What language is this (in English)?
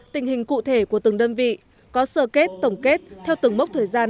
Vietnamese